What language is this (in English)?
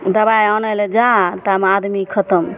Maithili